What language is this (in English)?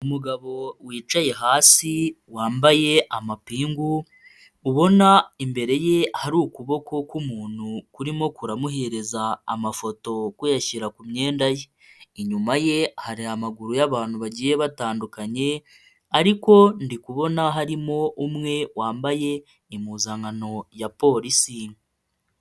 Kinyarwanda